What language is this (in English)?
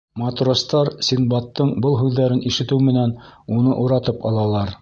Bashkir